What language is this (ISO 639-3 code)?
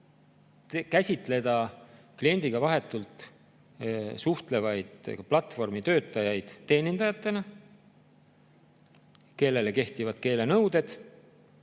est